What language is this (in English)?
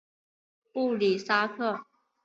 Chinese